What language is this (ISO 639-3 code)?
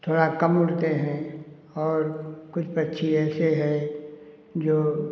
hin